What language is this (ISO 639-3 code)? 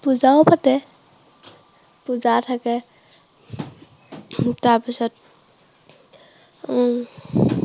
asm